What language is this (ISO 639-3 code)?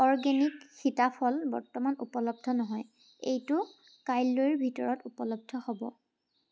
asm